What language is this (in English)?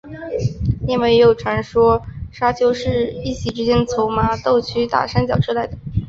Chinese